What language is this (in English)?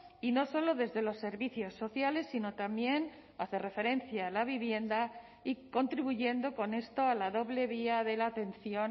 Spanish